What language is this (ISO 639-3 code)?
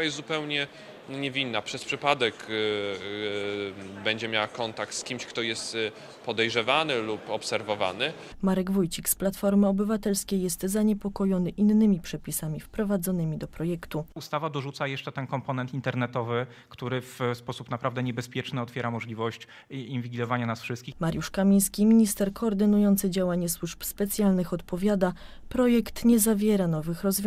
pol